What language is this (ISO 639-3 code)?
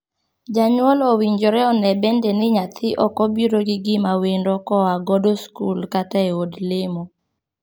luo